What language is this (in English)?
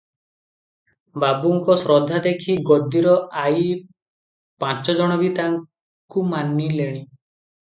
Odia